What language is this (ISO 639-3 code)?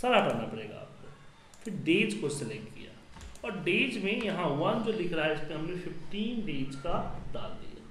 hin